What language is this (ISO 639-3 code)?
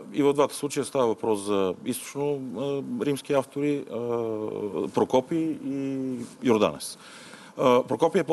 bul